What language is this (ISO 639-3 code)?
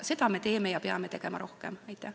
est